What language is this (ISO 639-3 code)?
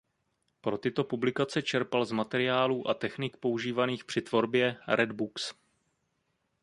ces